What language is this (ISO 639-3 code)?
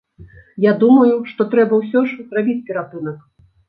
bel